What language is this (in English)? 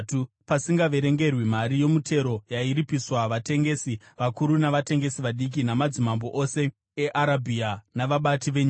Shona